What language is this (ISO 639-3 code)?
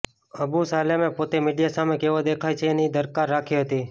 guj